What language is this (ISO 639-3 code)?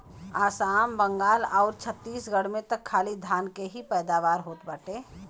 bho